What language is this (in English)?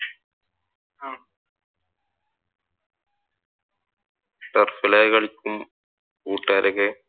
Malayalam